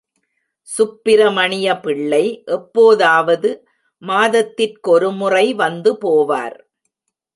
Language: Tamil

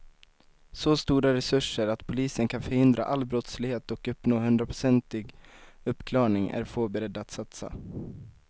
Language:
Swedish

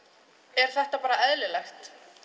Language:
Icelandic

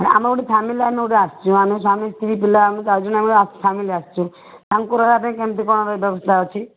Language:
Odia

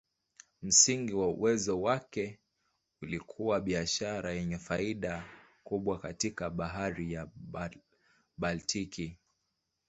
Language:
Swahili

